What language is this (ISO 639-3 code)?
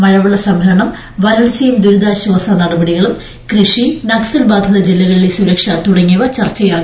mal